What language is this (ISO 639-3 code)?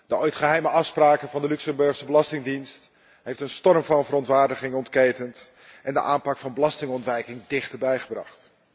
nld